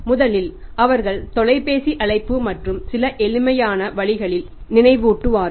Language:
Tamil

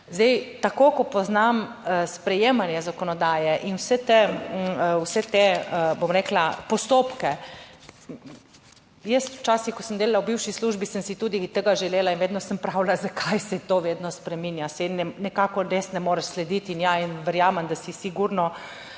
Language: Slovenian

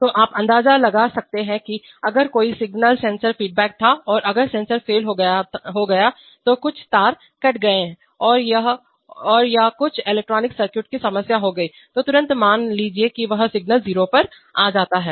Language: Hindi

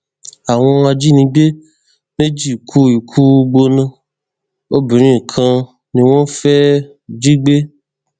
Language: Yoruba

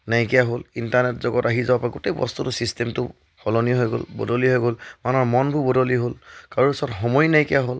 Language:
Assamese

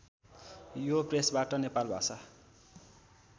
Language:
Nepali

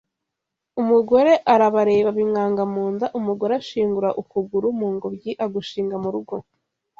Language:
Kinyarwanda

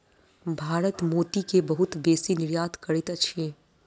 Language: Maithili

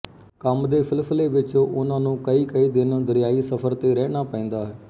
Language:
Punjabi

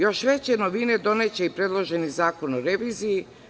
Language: Serbian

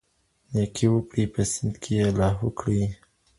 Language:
Pashto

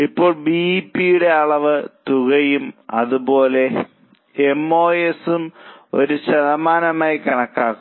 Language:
Malayalam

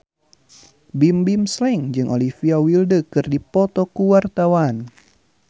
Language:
Sundanese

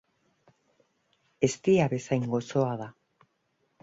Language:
Basque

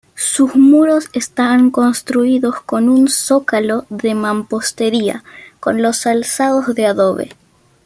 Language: Spanish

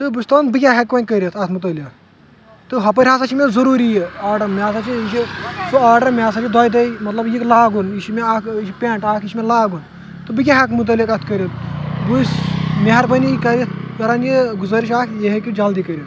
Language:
Kashmiri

